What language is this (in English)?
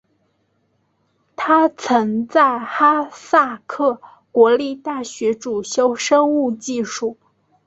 Chinese